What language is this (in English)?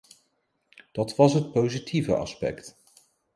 Dutch